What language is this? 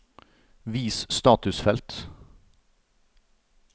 Norwegian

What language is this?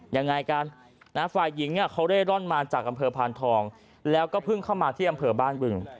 Thai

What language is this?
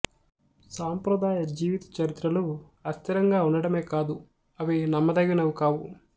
Telugu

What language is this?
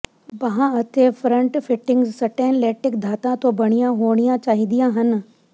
Punjabi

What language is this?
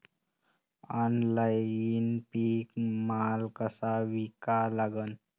Marathi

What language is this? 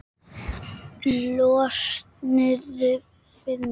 Icelandic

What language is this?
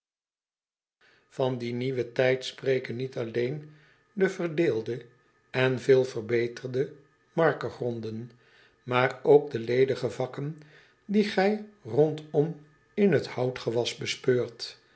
Dutch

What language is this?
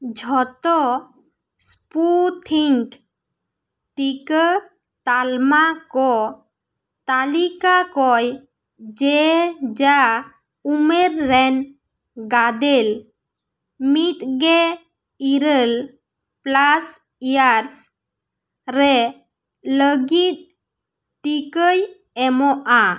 Santali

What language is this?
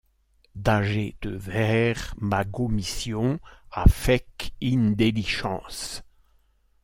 French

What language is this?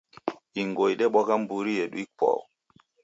Taita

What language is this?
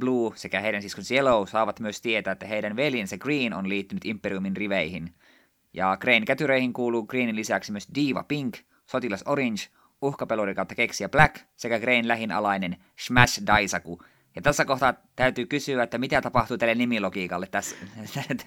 Finnish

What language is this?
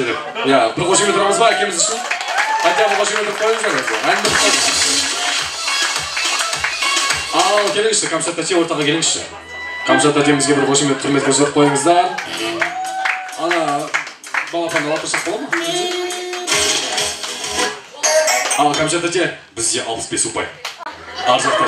Turkish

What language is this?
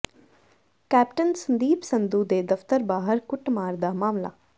Punjabi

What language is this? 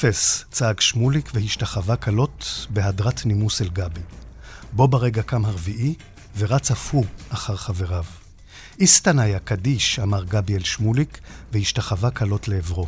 Hebrew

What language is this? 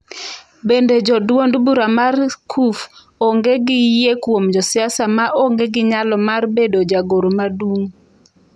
Luo (Kenya and Tanzania)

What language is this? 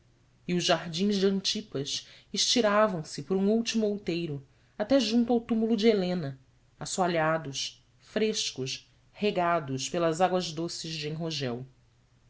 Portuguese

